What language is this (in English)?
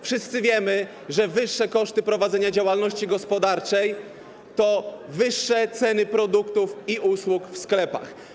Polish